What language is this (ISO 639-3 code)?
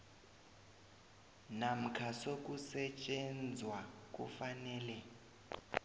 nbl